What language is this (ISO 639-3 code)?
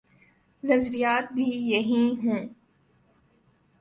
urd